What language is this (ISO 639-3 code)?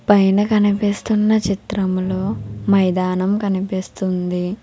tel